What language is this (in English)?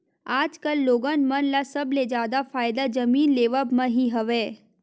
Chhattisgarhi